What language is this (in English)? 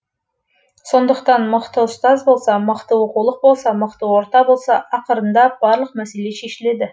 Kazakh